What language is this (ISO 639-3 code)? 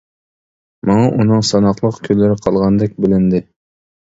uig